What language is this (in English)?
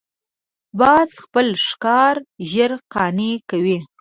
Pashto